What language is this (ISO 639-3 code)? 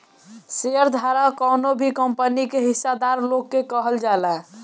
bho